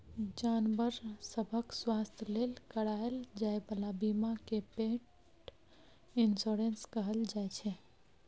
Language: Maithili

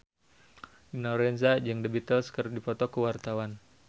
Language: Sundanese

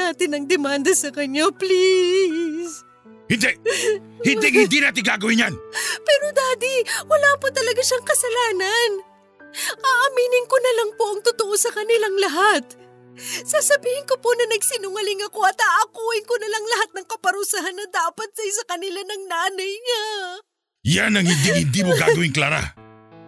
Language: Filipino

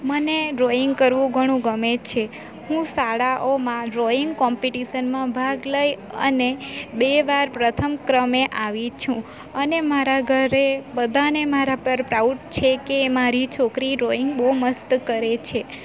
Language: Gujarati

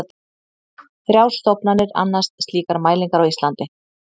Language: Icelandic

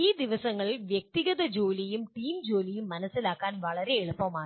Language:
Malayalam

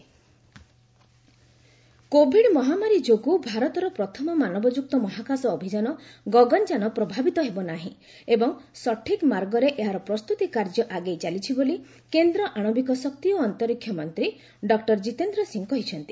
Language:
Odia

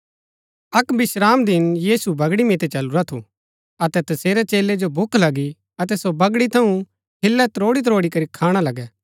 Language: Gaddi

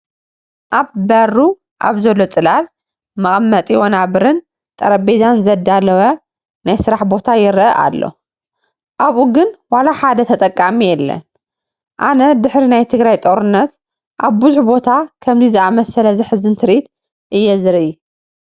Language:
Tigrinya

